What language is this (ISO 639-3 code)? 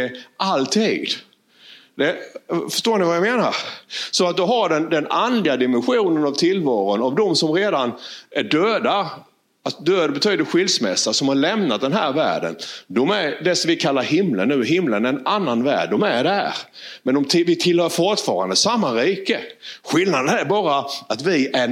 swe